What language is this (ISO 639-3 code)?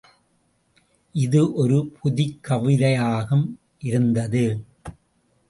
tam